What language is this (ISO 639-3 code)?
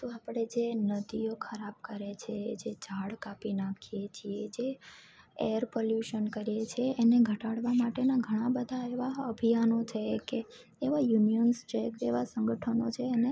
guj